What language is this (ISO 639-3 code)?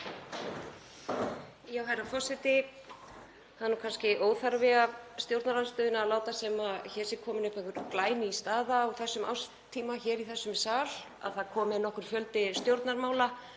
isl